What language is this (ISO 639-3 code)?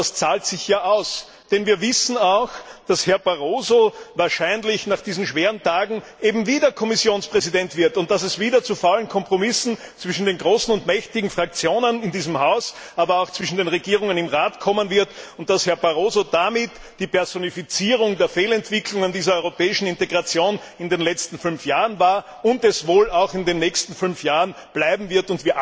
deu